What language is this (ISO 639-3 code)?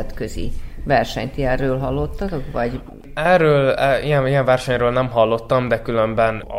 hun